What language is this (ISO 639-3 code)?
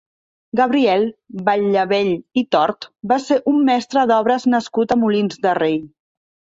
cat